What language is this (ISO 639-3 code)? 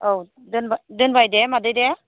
brx